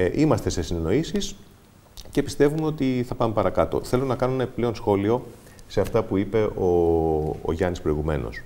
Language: Greek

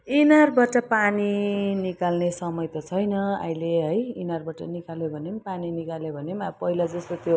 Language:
Nepali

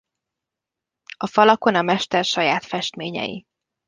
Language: Hungarian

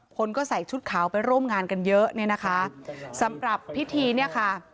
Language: Thai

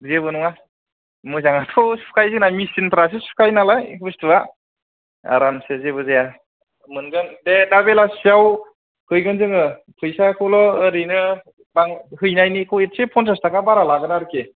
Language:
Bodo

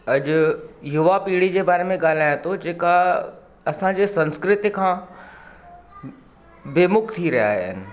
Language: Sindhi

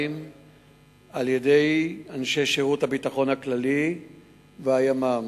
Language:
Hebrew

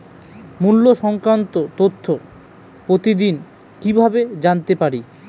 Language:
Bangla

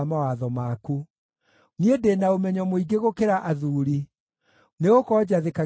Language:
Kikuyu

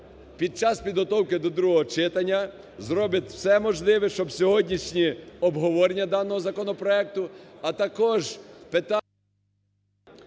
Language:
Ukrainian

